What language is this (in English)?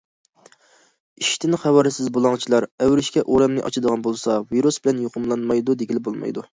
Uyghur